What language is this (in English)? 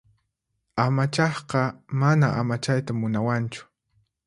Puno Quechua